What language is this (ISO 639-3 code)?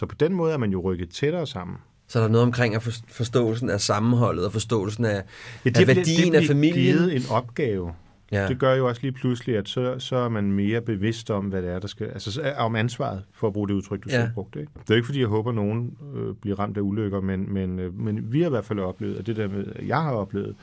dan